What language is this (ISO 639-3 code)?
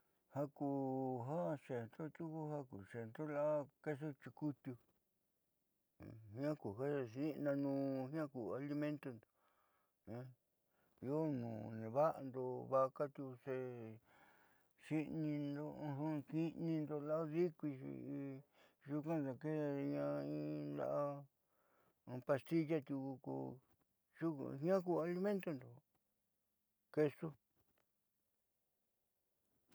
mxy